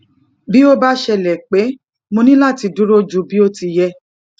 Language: Yoruba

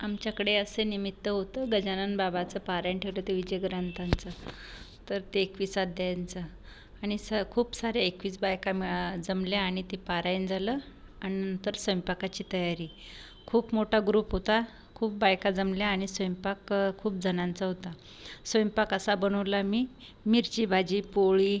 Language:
Marathi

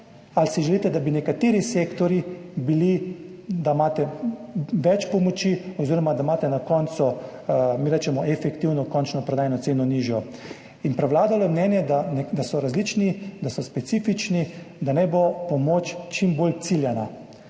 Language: Slovenian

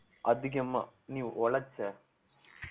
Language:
Tamil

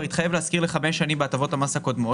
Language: Hebrew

